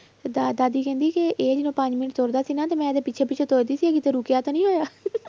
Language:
Punjabi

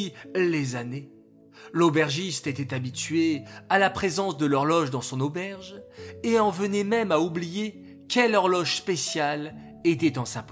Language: French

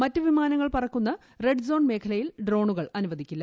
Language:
Malayalam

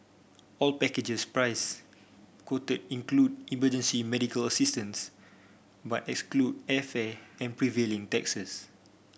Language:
English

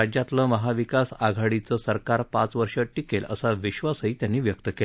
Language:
Marathi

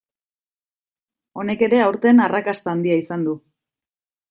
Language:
Basque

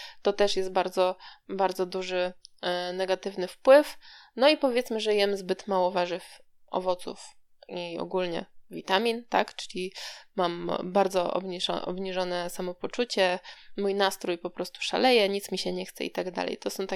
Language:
Polish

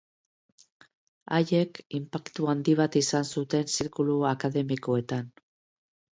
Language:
Basque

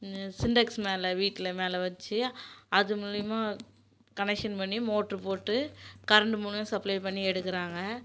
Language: Tamil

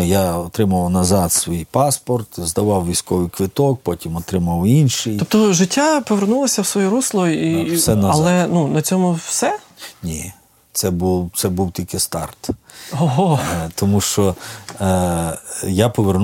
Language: Ukrainian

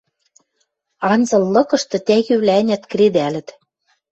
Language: Western Mari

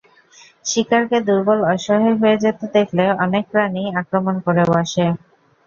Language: Bangla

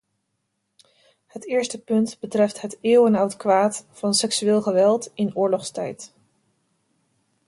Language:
Dutch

